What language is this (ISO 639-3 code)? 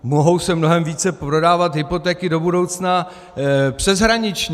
ces